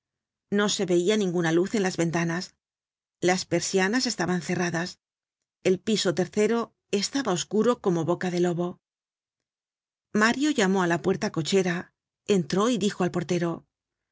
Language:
Spanish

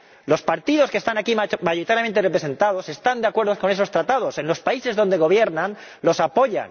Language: Spanish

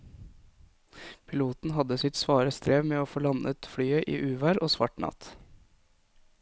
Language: Norwegian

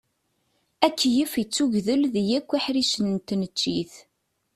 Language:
Kabyle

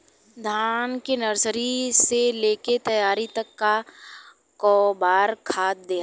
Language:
Bhojpuri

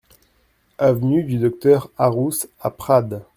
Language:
French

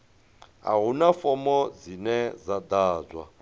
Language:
Venda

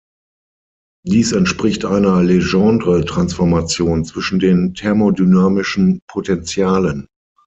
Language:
German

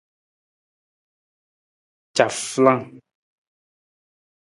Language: Nawdm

